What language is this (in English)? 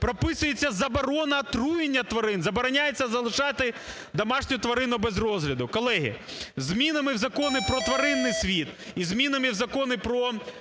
Ukrainian